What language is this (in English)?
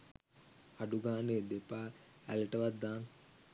Sinhala